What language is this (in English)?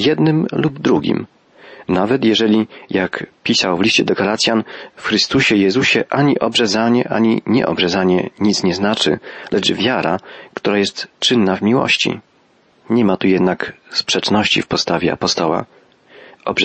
Polish